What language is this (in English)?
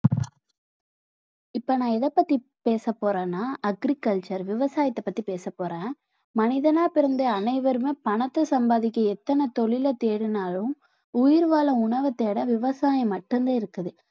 Tamil